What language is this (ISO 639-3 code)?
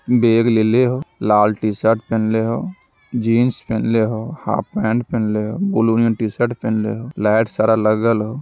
mag